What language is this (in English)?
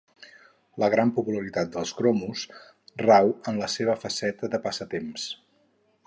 Catalan